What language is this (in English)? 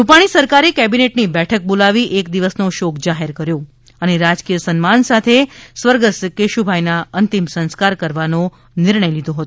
Gujarati